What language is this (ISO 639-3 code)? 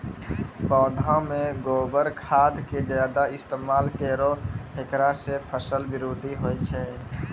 mai